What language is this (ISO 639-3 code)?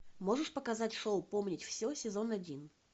rus